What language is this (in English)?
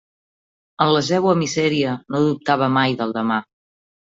Catalan